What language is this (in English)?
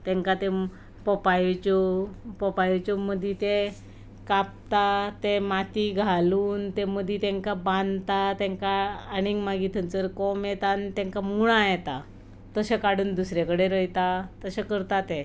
Konkani